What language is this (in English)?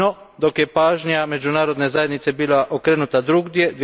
Croatian